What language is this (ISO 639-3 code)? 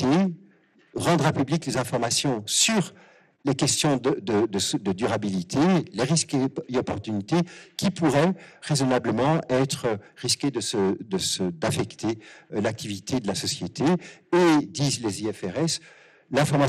fra